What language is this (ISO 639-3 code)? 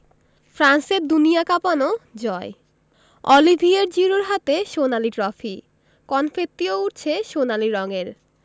ben